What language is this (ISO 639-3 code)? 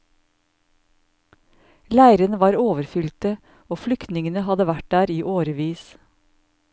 nor